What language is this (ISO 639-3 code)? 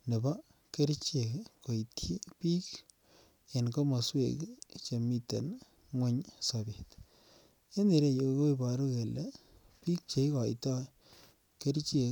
kln